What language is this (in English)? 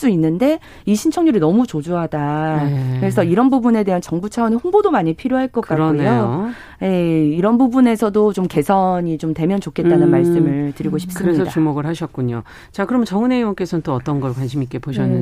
Korean